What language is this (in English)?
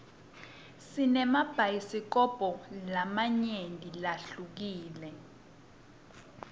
Swati